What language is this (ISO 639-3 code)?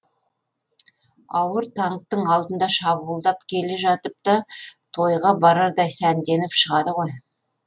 kaz